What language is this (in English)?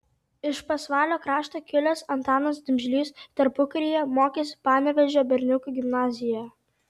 Lithuanian